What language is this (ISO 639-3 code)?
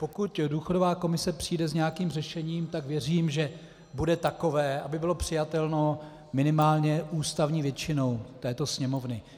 ces